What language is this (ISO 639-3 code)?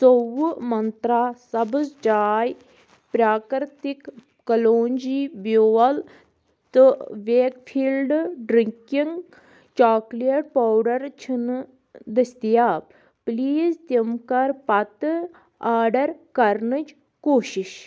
kas